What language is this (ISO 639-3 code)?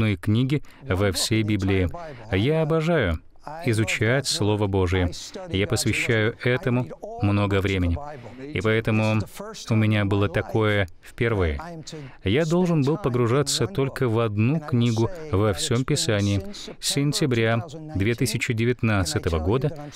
rus